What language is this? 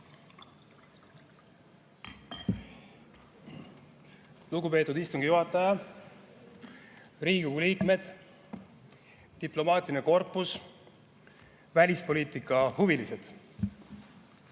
Estonian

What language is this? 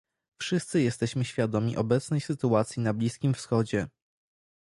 Polish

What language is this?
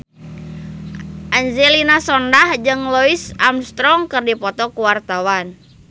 Sundanese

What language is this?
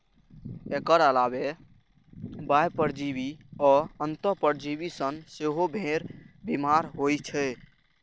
Maithili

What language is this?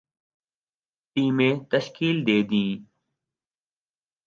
Urdu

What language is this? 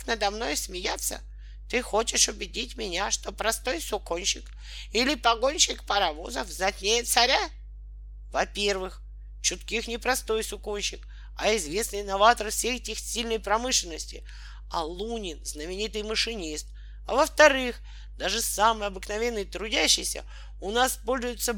Russian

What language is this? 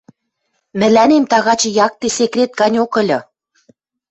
Western Mari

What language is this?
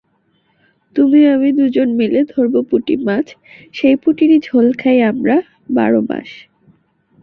Bangla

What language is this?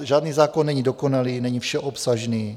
Czech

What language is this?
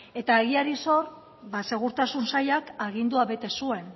Basque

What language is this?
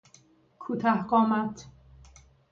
Persian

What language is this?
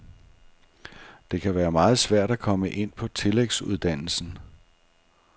Danish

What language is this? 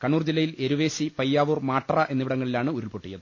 Malayalam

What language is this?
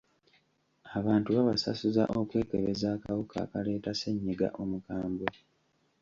Ganda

